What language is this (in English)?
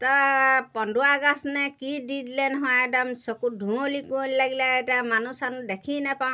Assamese